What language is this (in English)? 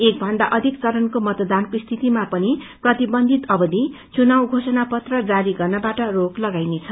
Nepali